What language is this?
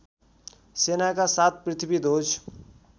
Nepali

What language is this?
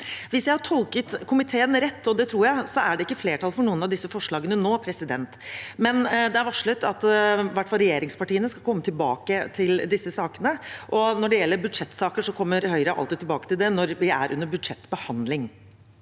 Norwegian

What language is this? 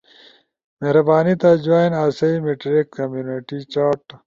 Ushojo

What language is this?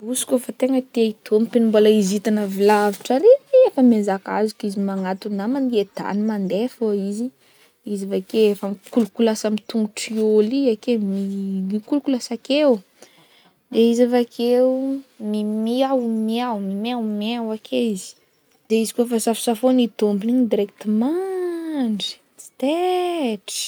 Northern Betsimisaraka Malagasy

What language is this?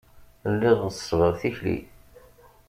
Kabyle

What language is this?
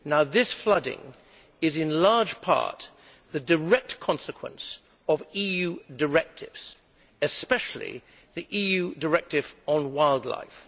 English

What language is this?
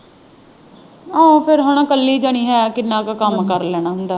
Punjabi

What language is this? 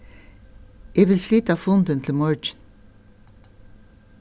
Faroese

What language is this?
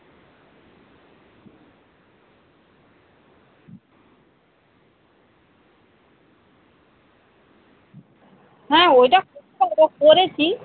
Bangla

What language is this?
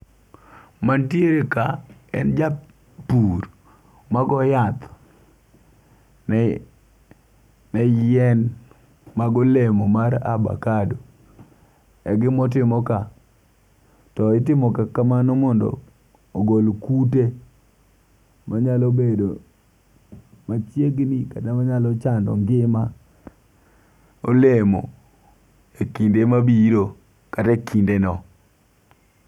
Luo (Kenya and Tanzania)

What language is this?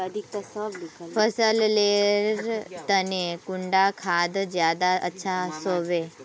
Magahi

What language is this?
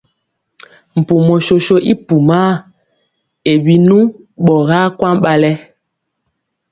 Mpiemo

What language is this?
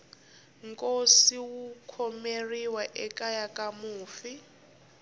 Tsonga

